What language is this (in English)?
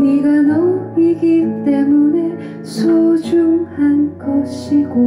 Korean